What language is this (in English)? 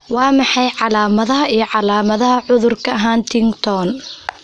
Somali